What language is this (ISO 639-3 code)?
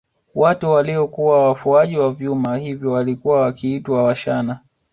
swa